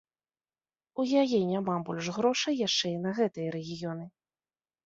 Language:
Belarusian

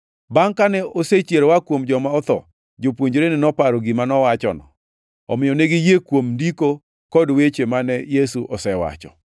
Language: Luo (Kenya and Tanzania)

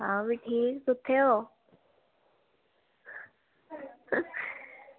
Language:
Dogri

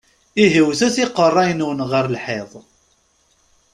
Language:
Kabyle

